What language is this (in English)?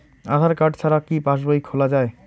Bangla